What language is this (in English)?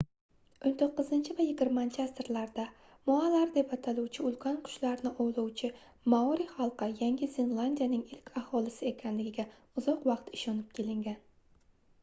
Uzbek